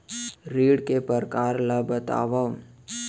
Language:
Chhattisgarhi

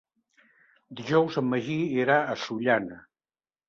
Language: Catalan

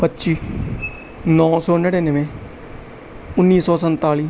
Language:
Punjabi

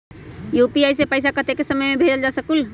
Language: Magahi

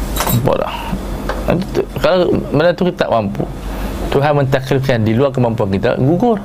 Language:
Malay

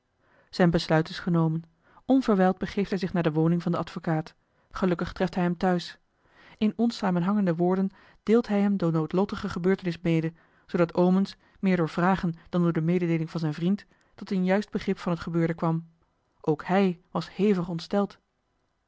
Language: Dutch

